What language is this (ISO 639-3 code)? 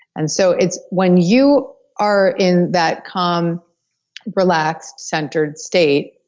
eng